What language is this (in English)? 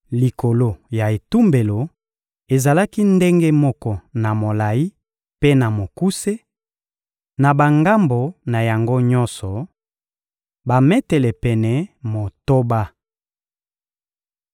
Lingala